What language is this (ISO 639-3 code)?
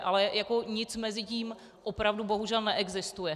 ces